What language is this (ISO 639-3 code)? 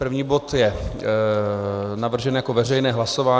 ces